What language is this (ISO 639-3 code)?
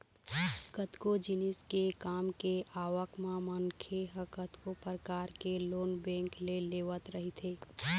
hne